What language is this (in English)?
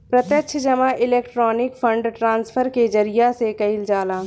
Bhojpuri